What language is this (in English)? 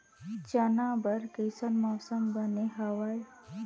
Chhattisgarhi